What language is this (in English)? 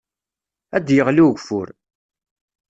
Kabyle